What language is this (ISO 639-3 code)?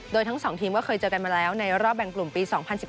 tha